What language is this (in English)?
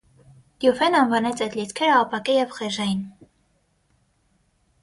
Armenian